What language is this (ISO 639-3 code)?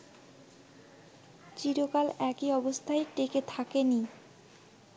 ben